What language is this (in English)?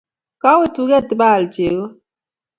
Kalenjin